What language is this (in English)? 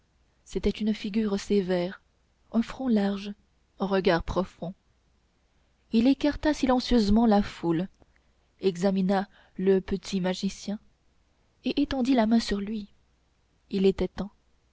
French